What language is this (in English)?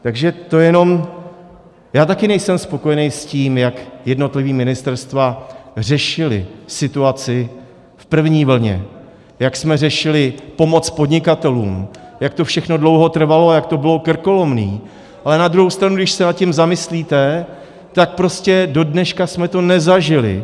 Czech